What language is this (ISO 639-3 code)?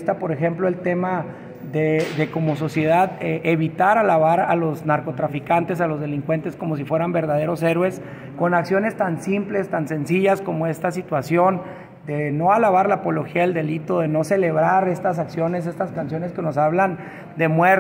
spa